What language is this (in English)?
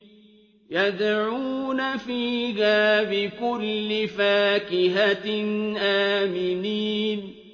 Arabic